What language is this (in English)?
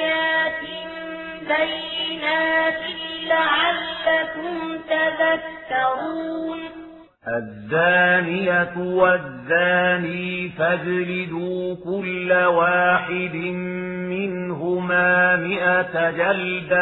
Arabic